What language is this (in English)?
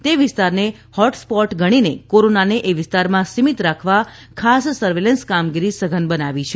Gujarati